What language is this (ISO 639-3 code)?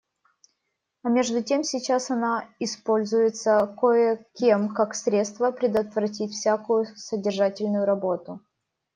rus